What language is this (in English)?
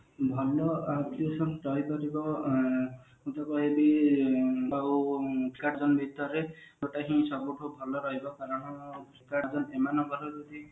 Odia